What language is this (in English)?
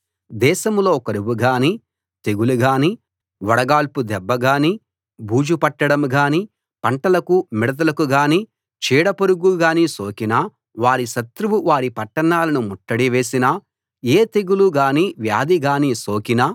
Telugu